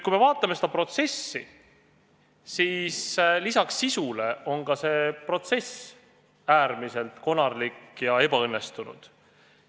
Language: Estonian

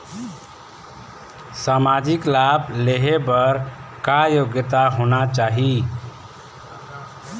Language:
Chhattisgarhi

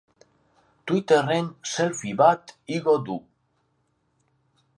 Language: Basque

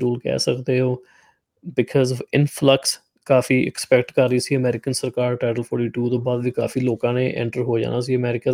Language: Punjabi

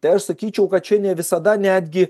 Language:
Lithuanian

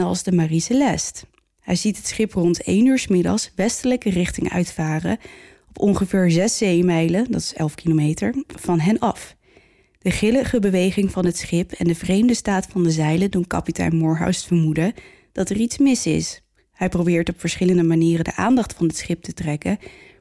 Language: Dutch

